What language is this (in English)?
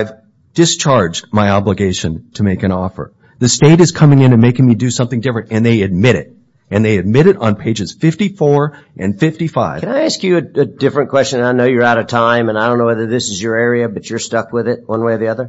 English